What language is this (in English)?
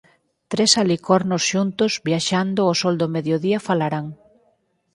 Galician